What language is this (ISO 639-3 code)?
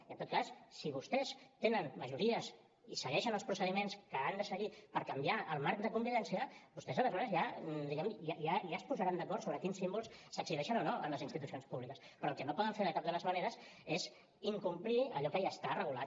cat